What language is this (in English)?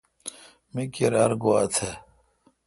Kalkoti